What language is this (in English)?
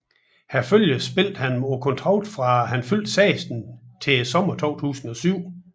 Danish